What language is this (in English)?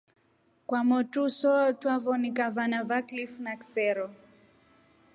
Rombo